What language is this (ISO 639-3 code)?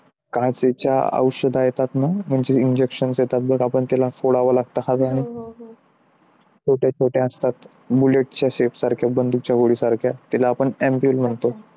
mar